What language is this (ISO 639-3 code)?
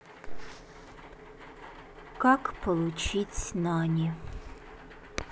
rus